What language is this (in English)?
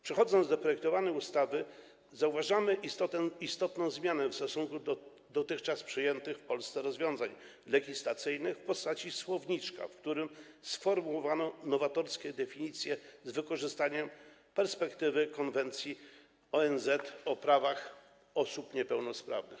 Polish